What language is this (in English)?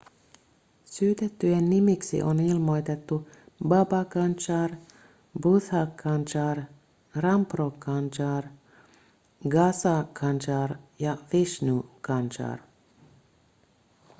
Finnish